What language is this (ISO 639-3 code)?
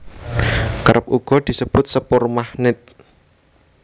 jav